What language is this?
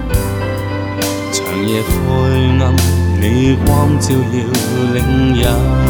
Chinese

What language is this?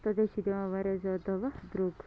Kashmiri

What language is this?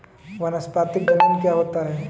Hindi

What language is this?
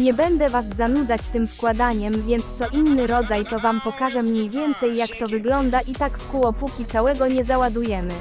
Polish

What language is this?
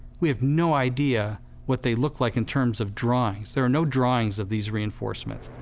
English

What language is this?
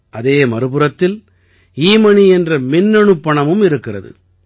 Tamil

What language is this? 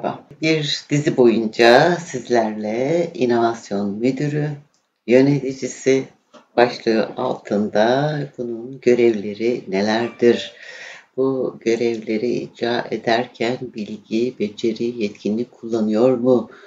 Turkish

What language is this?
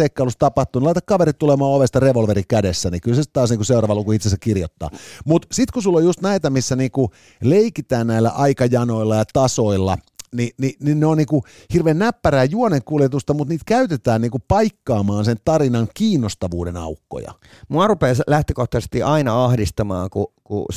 Finnish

